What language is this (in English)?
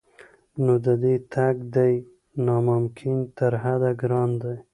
Pashto